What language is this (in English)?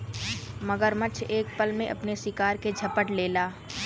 Bhojpuri